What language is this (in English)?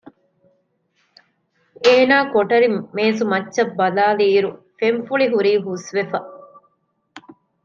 Divehi